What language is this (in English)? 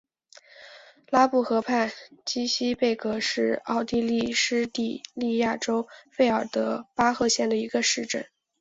Chinese